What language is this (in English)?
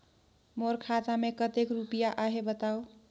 Chhattisgarhi